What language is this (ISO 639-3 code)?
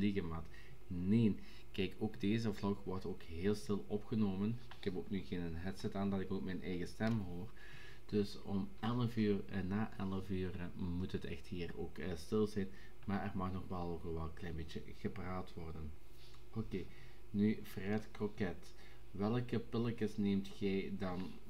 nld